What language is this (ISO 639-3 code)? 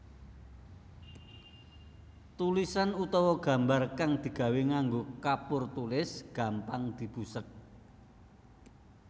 jav